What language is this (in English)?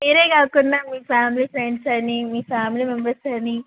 Telugu